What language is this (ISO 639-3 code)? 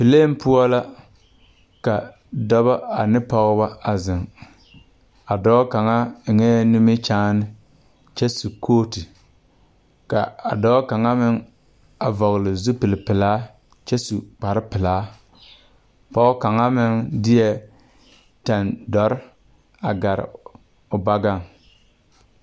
dga